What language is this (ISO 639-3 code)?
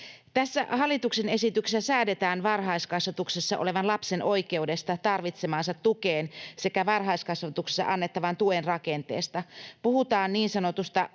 fin